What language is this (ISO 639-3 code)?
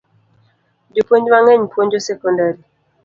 luo